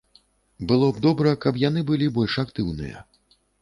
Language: Belarusian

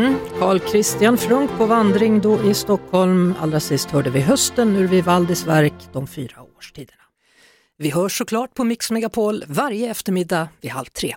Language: Swedish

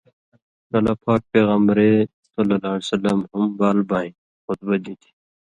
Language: Indus Kohistani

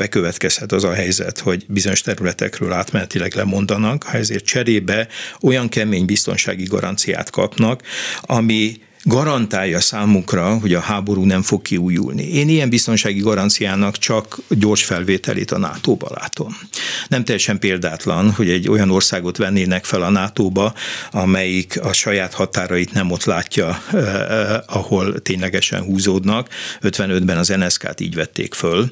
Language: Hungarian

